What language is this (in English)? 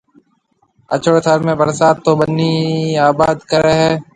Marwari (Pakistan)